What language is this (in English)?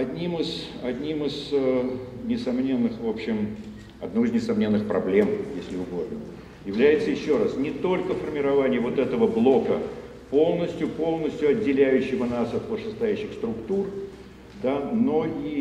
Russian